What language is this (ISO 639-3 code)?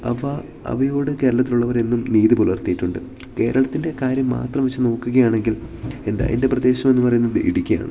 mal